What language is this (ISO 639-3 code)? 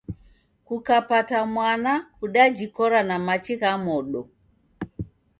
dav